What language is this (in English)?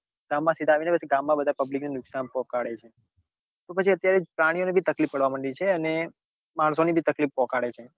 Gujarati